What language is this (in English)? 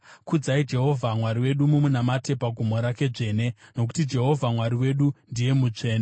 Shona